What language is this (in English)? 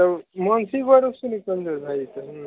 Maithili